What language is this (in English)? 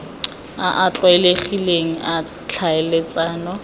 Tswana